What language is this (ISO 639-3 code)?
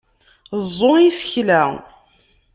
kab